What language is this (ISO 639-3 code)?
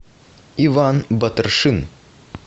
rus